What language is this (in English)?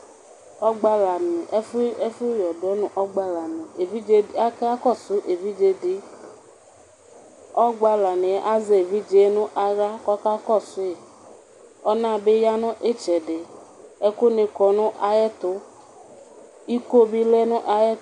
Ikposo